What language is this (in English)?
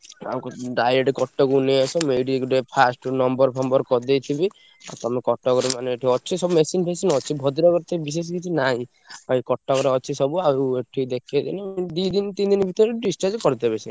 Odia